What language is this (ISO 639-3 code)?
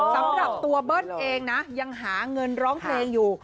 tha